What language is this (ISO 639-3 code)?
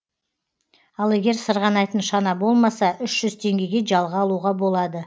kaz